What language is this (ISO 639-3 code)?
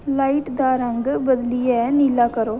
doi